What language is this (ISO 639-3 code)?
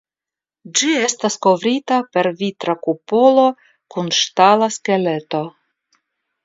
epo